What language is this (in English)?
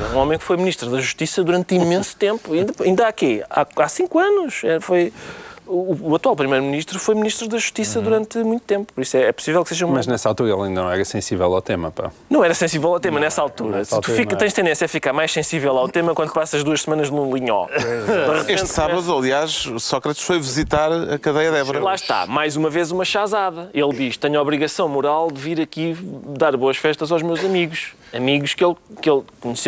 Portuguese